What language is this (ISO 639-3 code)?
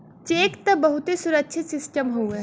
bho